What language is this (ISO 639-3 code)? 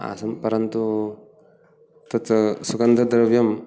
san